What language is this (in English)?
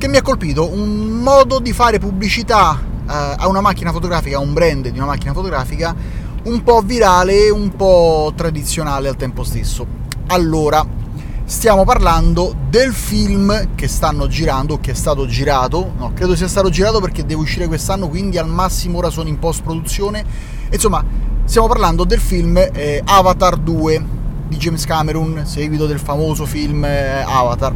Italian